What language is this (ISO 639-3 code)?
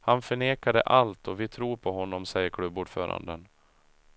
swe